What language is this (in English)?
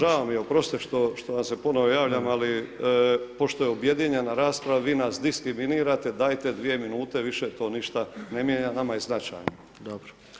Croatian